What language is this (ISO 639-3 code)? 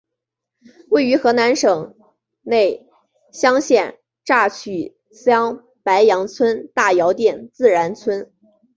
zho